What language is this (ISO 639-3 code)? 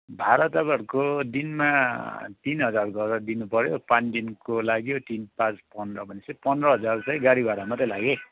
nep